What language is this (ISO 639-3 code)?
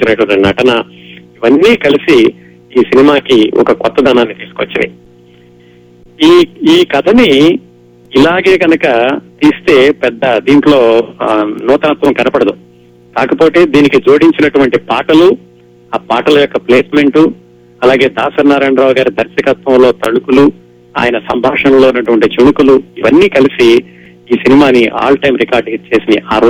tel